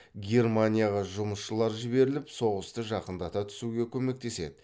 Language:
Kazakh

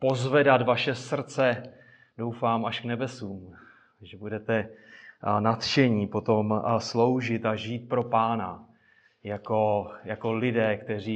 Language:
Czech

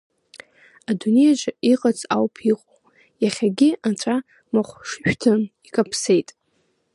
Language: Abkhazian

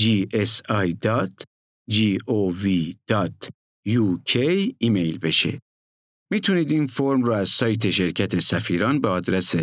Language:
Persian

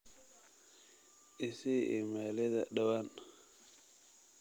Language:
Somali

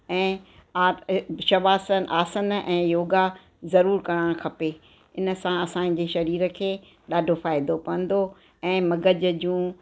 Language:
Sindhi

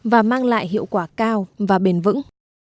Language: Vietnamese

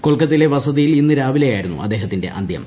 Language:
Malayalam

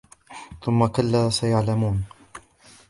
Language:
Arabic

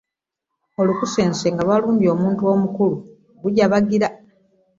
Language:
Ganda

